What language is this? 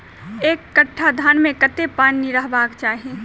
Maithili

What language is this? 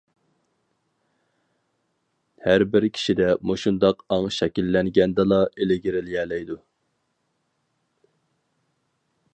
Uyghur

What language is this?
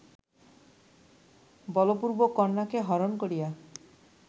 Bangla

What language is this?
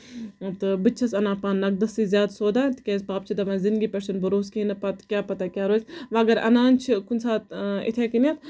Kashmiri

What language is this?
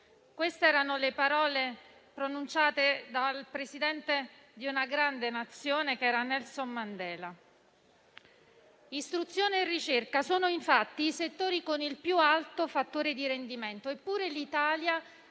Italian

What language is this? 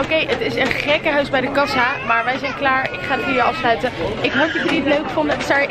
Dutch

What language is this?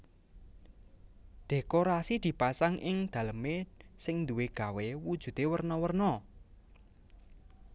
Javanese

